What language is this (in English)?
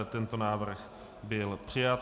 Czech